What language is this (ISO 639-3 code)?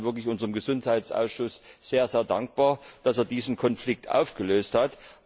deu